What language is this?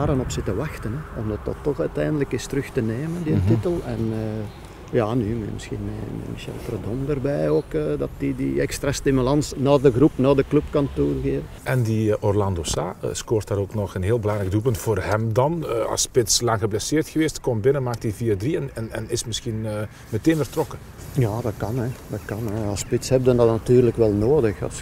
Dutch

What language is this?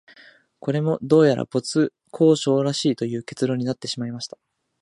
Japanese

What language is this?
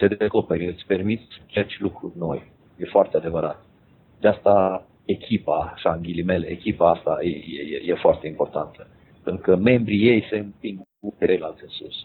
Romanian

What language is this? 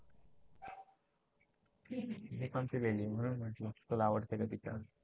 Marathi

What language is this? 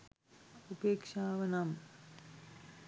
Sinhala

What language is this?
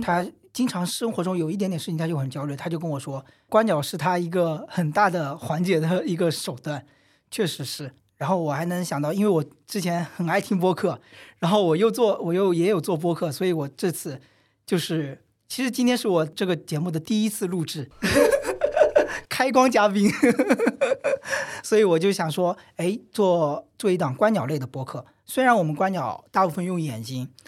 Chinese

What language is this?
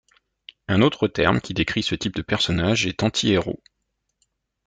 French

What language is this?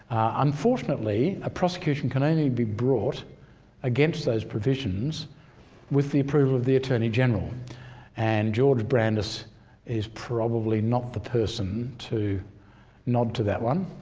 English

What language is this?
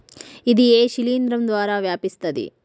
Telugu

